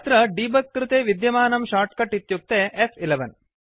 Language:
Sanskrit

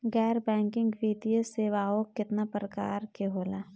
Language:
Bhojpuri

